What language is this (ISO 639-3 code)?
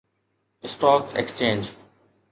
snd